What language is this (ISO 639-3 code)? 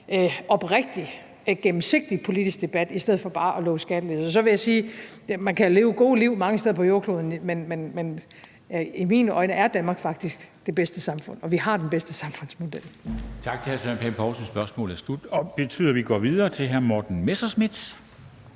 dan